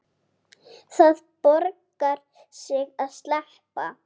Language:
Icelandic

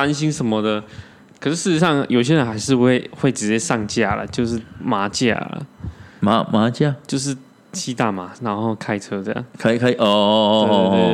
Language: Chinese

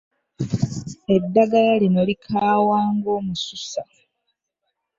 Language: Ganda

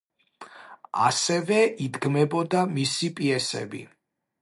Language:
Georgian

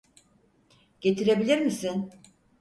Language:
Turkish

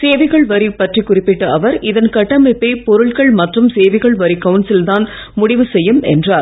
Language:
Tamil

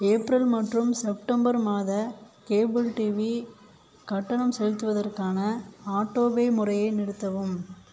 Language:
Tamil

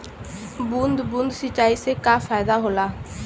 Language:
Bhojpuri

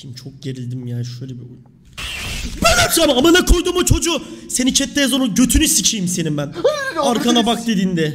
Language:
Turkish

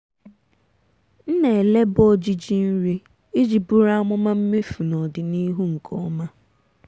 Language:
Igbo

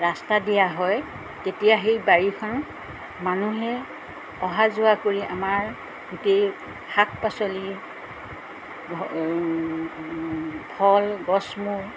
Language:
Assamese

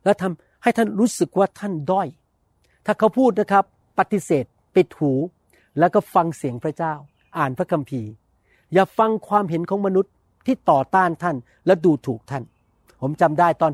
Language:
Thai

